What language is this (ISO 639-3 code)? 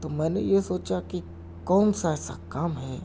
urd